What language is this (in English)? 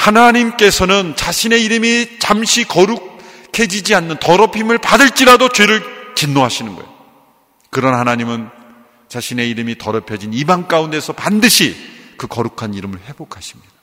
Korean